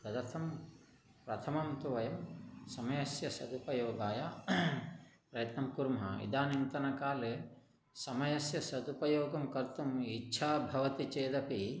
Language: Sanskrit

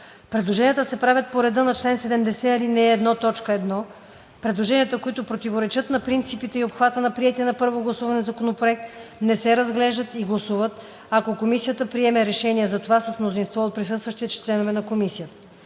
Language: Bulgarian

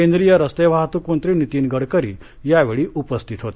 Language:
Marathi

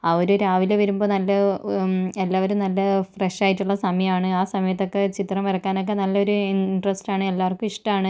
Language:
Malayalam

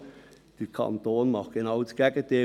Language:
Swiss German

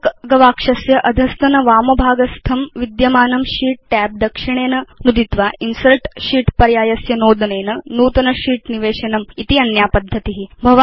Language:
Sanskrit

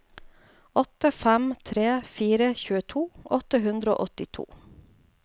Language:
Norwegian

